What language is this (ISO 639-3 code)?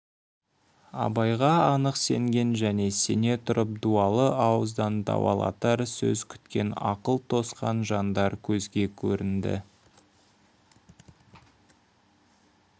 kaz